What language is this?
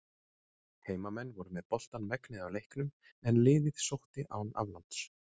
Icelandic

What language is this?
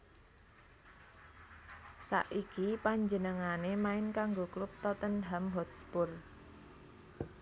Javanese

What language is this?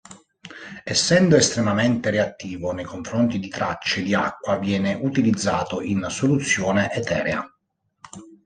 Italian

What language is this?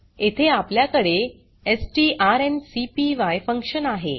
Marathi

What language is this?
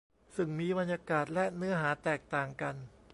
Thai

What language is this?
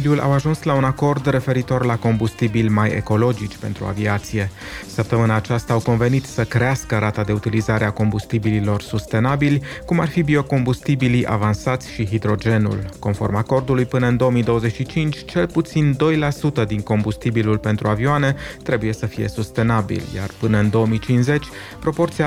Romanian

